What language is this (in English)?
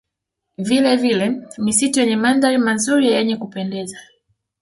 Swahili